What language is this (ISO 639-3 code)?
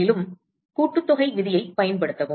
tam